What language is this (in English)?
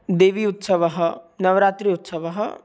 Sanskrit